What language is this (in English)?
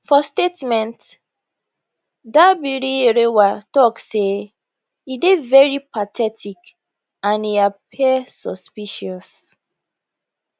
Nigerian Pidgin